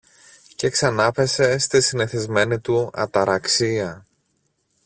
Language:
Greek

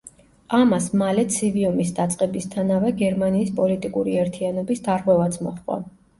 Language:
Georgian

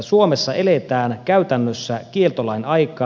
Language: Finnish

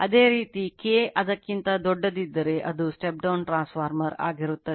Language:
Kannada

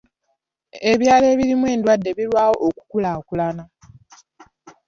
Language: Ganda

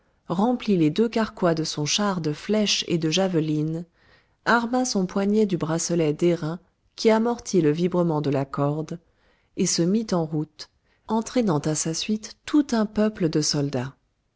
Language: French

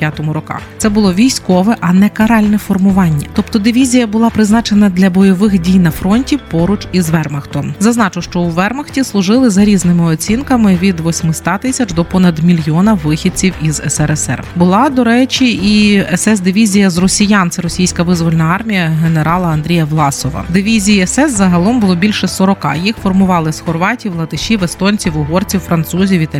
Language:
Ukrainian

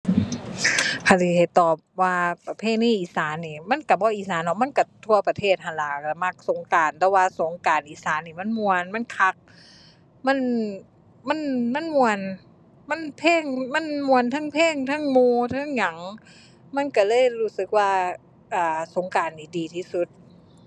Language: Thai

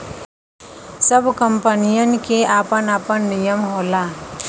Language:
Bhojpuri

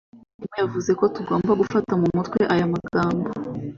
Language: Kinyarwanda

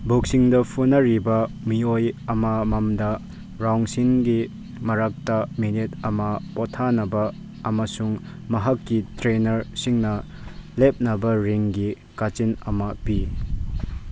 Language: Manipuri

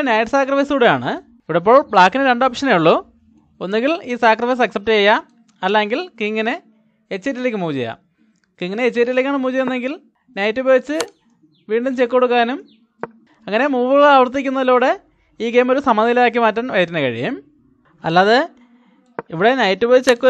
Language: Malayalam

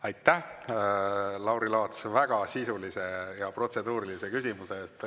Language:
Estonian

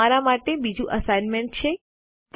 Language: Gujarati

